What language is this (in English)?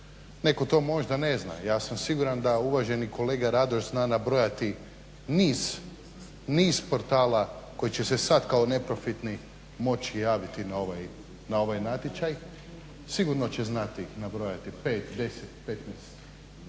Croatian